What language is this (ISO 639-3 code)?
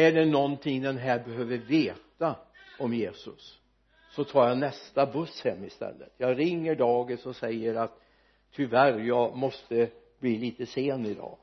swe